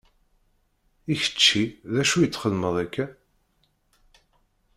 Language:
Kabyle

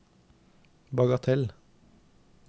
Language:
Norwegian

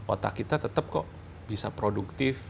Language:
Indonesian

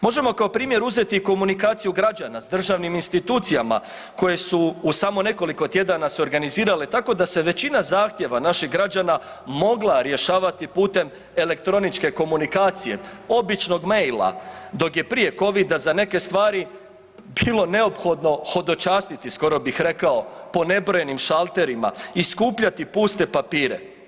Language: Croatian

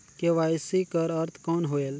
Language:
Chhattisgarhi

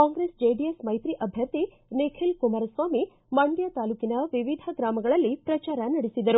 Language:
Kannada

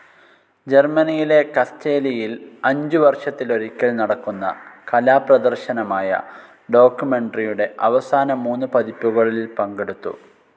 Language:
Malayalam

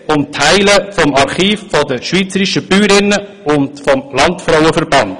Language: Swiss German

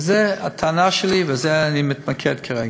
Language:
Hebrew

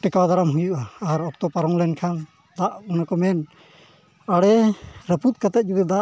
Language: Santali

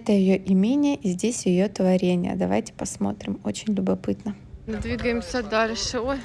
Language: Russian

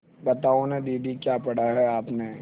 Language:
Hindi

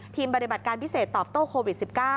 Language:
Thai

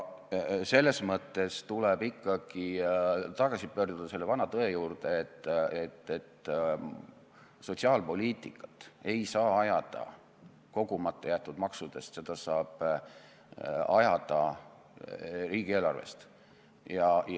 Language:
Estonian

